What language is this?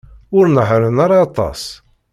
Kabyle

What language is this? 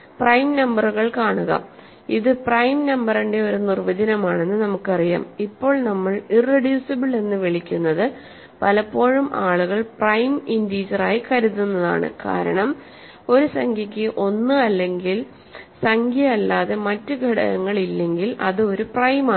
Malayalam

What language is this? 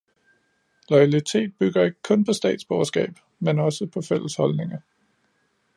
Danish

